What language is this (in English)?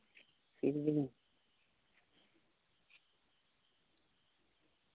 Santali